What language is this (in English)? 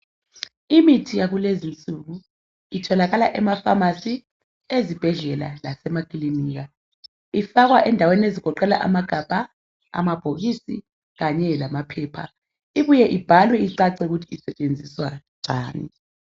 North Ndebele